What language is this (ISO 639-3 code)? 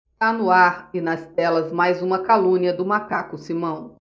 por